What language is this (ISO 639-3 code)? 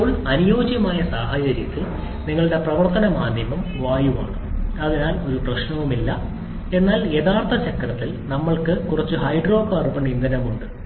mal